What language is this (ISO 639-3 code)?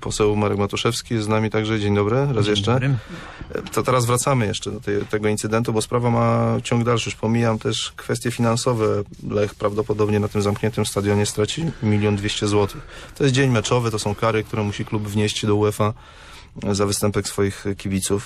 pol